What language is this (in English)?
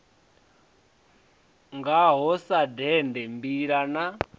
Venda